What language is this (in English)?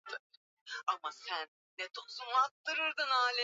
Swahili